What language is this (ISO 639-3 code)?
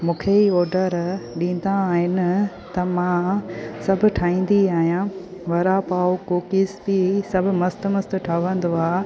snd